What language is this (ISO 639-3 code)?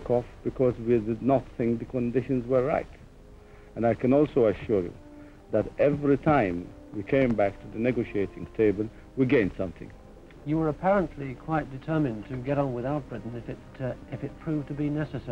ara